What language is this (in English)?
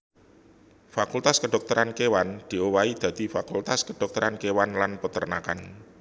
Javanese